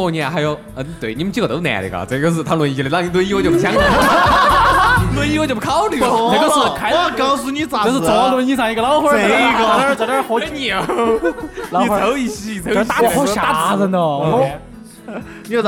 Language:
Chinese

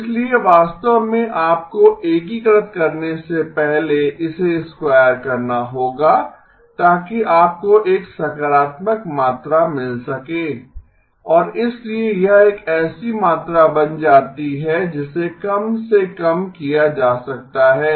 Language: Hindi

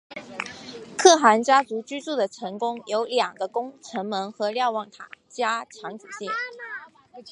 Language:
Chinese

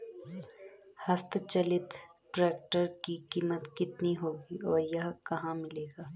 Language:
Hindi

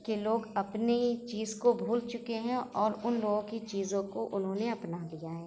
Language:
Urdu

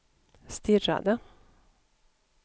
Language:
Swedish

